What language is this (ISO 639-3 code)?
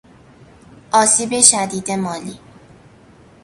fas